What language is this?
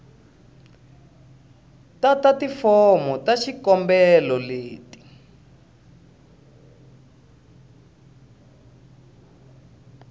Tsonga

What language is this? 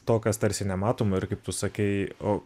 Lithuanian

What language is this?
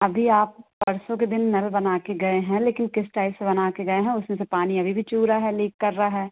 Hindi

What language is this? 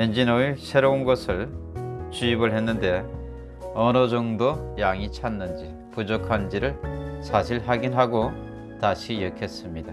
Korean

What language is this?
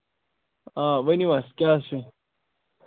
Kashmiri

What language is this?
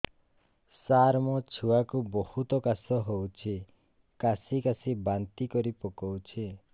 Odia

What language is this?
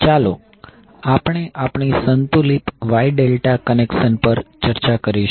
Gujarati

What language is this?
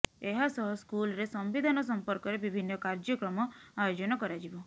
Odia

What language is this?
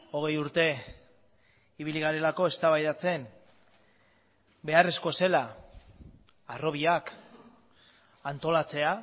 Basque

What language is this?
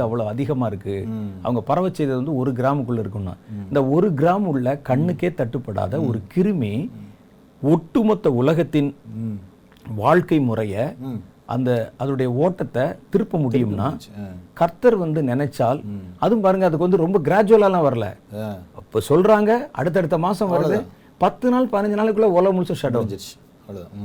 Tamil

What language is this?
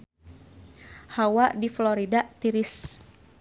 Sundanese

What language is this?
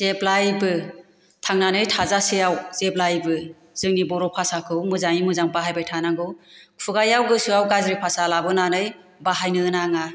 Bodo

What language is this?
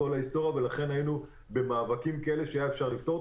Hebrew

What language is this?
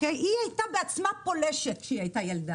Hebrew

